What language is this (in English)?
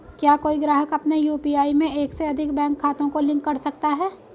Hindi